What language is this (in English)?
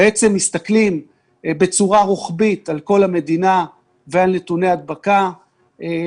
Hebrew